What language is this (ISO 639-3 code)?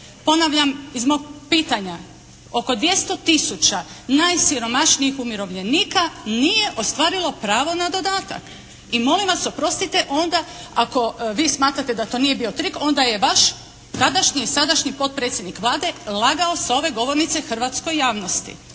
hrv